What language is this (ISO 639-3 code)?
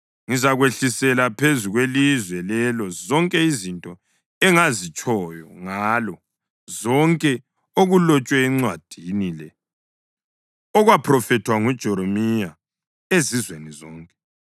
nde